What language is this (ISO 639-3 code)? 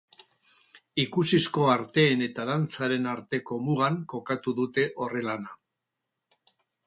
eus